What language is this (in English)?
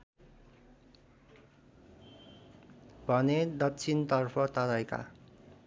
Nepali